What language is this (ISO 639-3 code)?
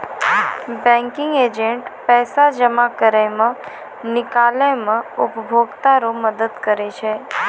mai